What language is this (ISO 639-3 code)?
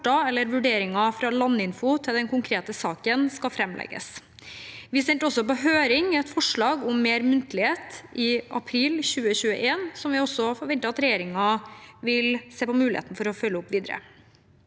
nor